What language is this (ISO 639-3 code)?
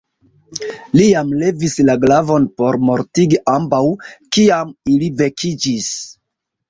epo